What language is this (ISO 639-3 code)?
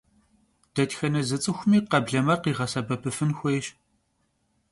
kbd